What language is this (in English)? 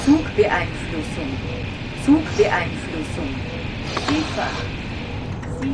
German